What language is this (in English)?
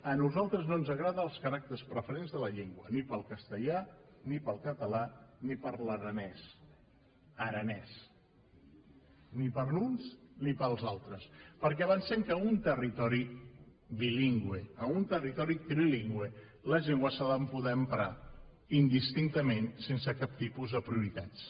Catalan